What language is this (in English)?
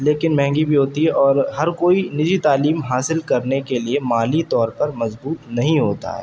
Urdu